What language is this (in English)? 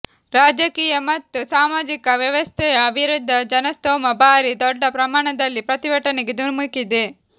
Kannada